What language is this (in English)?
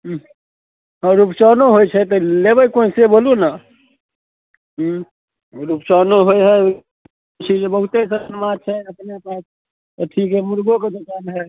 Maithili